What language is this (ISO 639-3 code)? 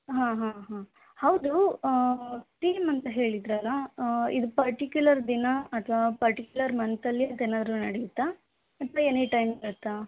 kan